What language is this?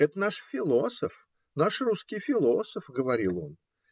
Russian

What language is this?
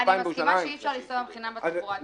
Hebrew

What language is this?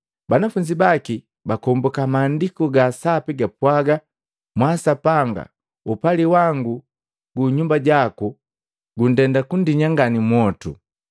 Matengo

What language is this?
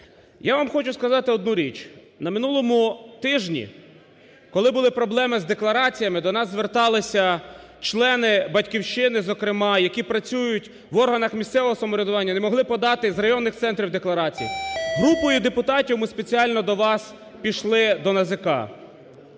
Ukrainian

